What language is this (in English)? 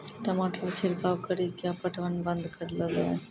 Maithili